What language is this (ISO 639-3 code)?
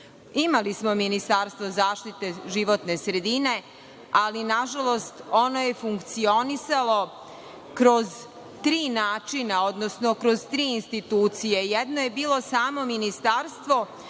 srp